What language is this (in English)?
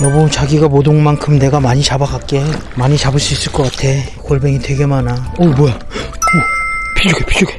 Korean